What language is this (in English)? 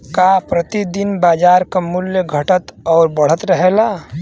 Bhojpuri